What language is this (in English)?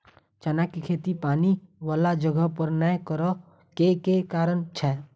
Maithili